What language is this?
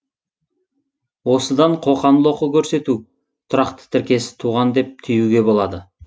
Kazakh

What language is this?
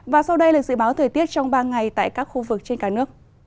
Vietnamese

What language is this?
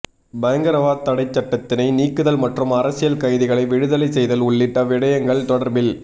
Tamil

